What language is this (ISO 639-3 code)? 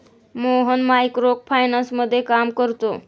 mar